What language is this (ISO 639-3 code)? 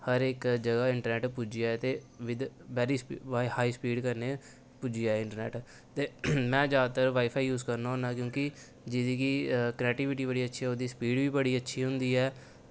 doi